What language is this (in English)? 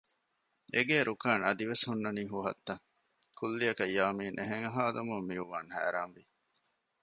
Divehi